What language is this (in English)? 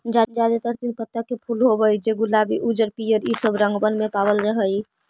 Magahi